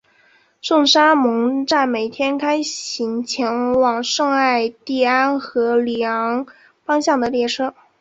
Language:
Chinese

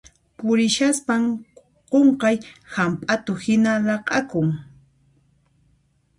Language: Puno Quechua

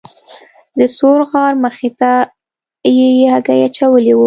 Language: Pashto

